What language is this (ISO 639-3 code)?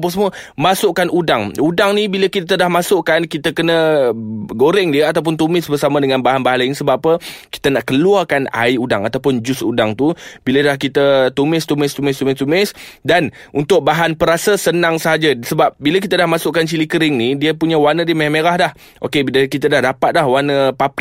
msa